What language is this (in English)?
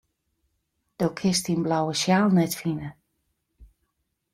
Western Frisian